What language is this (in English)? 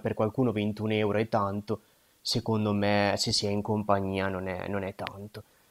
Italian